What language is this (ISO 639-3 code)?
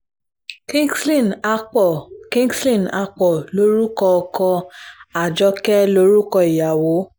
yor